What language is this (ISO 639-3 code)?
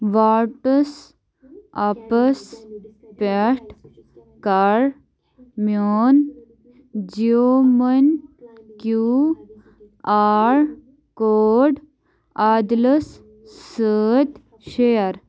kas